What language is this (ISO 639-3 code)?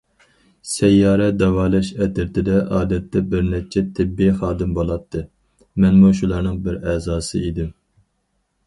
uig